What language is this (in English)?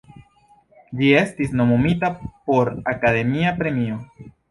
Esperanto